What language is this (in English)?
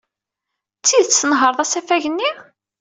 Kabyle